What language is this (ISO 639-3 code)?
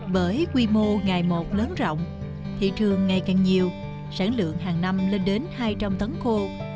vie